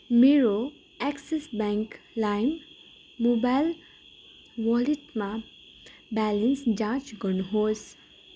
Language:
Nepali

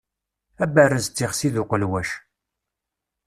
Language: Kabyle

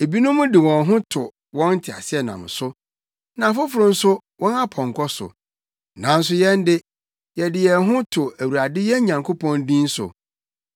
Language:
Akan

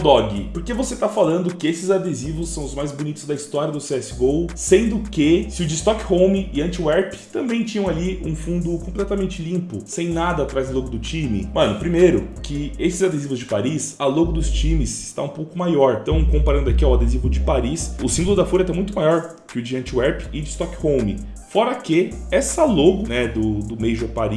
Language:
Portuguese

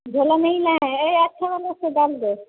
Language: Hindi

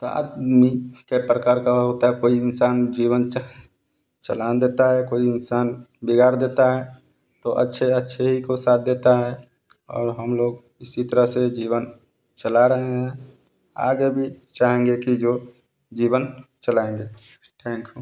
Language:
Hindi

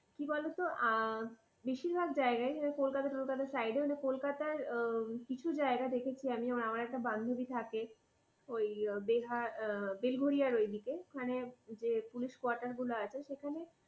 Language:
Bangla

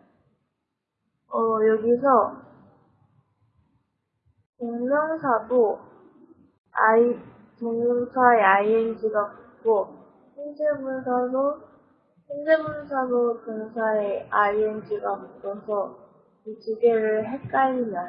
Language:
Korean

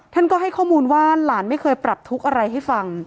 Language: Thai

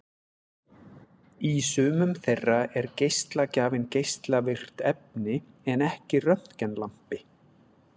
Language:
Icelandic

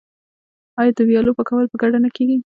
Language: Pashto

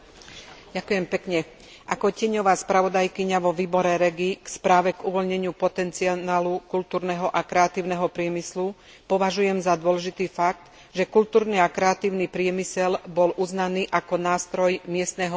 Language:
Slovak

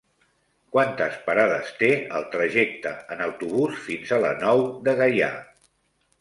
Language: Catalan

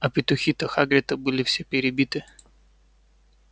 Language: Russian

